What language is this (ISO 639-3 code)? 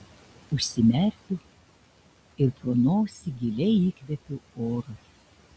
lit